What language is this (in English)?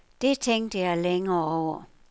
Danish